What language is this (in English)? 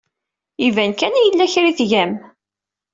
Kabyle